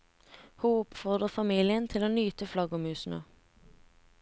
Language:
Norwegian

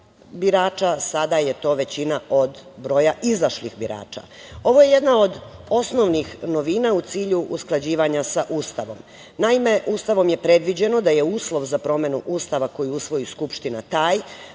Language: Serbian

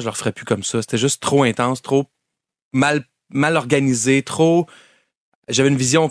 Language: French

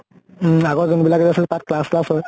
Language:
Assamese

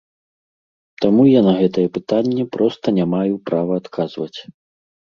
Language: Belarusian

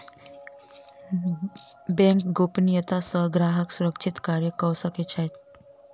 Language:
Maithili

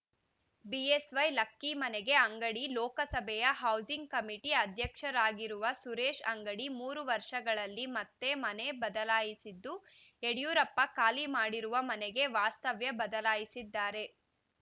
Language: Kannada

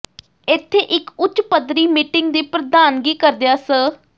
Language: Punjabi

